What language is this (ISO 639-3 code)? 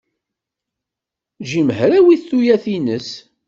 kab